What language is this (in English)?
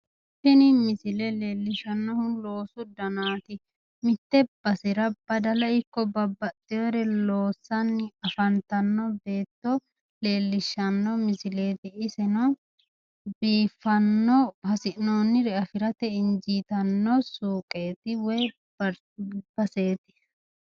Sidamo